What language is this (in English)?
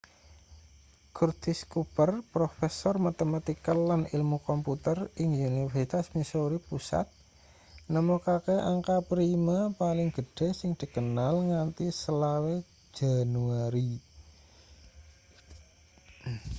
Javanese